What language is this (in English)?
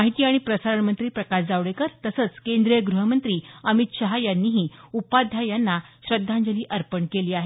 Marathi